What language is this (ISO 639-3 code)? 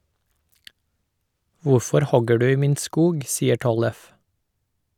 nor